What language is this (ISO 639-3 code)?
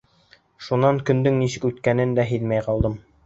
bak